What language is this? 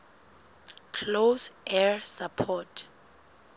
Southern Sotho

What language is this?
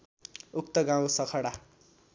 Nepali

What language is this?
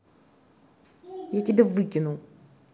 Russian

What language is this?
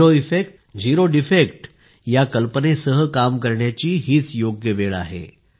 Marathi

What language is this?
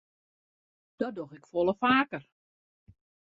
Western Frisian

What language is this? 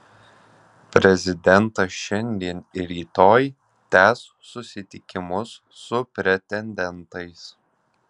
Lithuanian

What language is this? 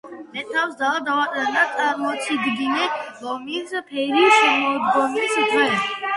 Georgian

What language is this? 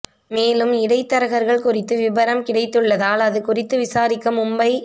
Tamil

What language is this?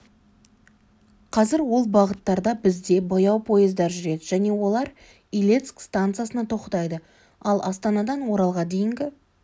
Kazakh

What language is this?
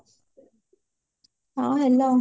Odia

